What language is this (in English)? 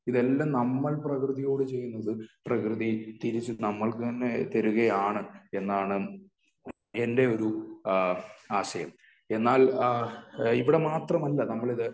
Malayalam